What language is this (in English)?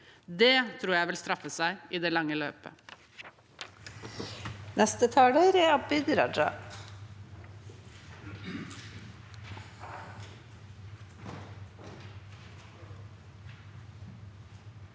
Norwegian